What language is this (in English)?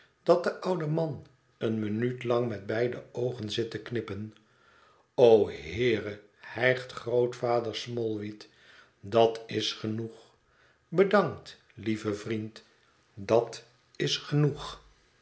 Dutch